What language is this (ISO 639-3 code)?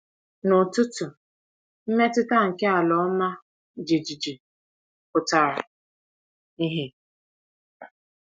ibo